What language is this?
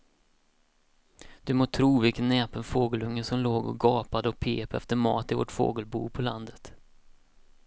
Swedish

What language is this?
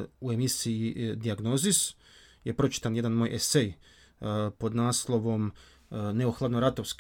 Croatian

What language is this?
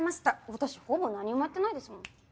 Japanese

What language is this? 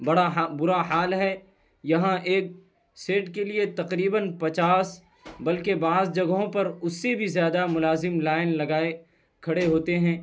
Urdu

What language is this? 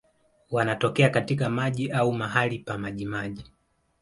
Swahili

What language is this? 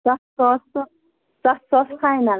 Kashmiri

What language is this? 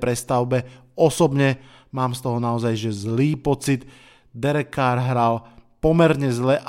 Slovak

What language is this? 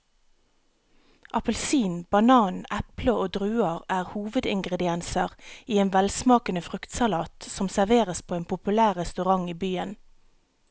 Norwegian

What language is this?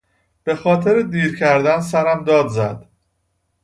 Persian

